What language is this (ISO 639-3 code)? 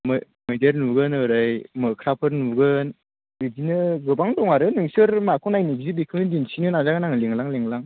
brx